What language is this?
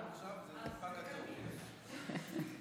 Hebrew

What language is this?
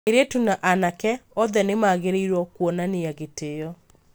Kikuyu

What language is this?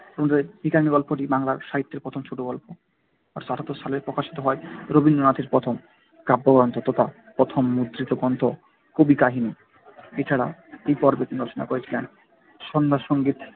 Bangla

